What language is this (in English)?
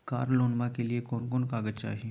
Magahi